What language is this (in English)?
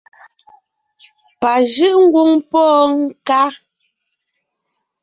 Ngiemboon